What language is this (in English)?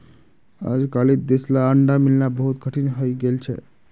Magahi